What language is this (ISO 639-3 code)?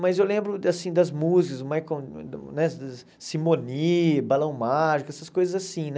por